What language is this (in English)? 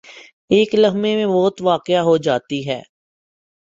Urdu